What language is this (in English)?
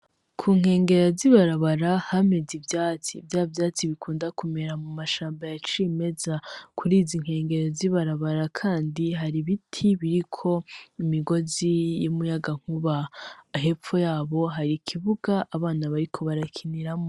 Rundi